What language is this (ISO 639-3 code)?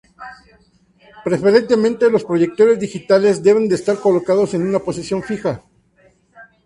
spa